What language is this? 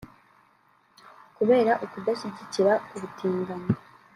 Kinyarwanda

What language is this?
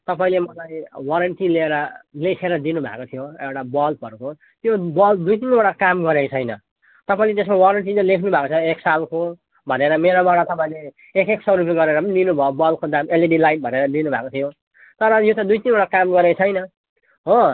Nepali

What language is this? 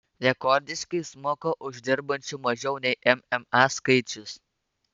Lithuanian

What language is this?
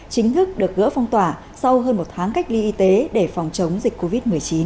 Vietnamese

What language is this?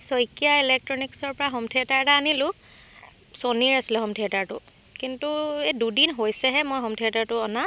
Assamese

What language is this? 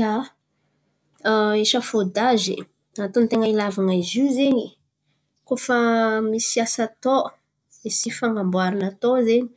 Antankarana Malagasy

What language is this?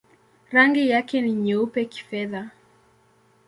Swahili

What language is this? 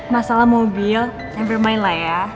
Indonesian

